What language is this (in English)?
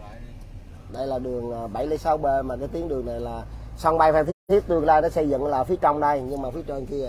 Vietnamese